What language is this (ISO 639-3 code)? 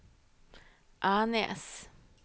nor